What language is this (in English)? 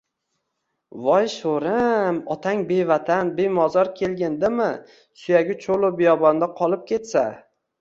Uzbek